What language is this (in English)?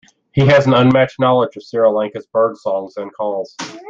English